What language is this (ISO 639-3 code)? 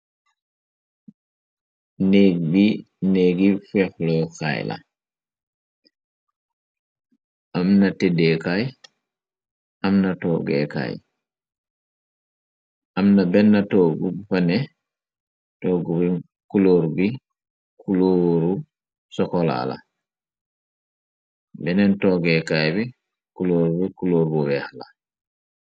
wol